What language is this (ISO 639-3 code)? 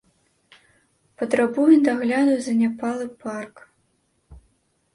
bel